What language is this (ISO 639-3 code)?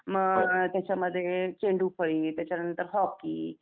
mar